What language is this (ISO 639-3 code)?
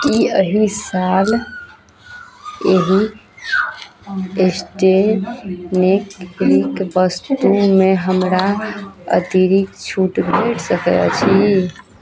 mai